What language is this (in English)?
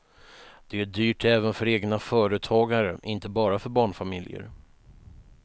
Swedish